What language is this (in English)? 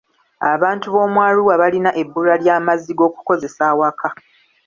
Ganda